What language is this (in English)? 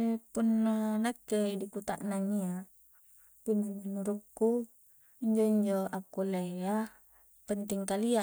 Coastal Konjo